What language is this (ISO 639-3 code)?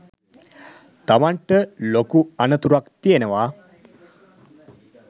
sin